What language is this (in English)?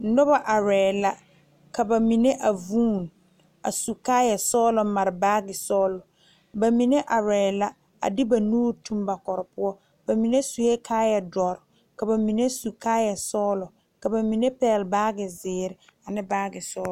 Southern Dagaare